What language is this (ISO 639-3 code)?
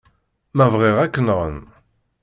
kab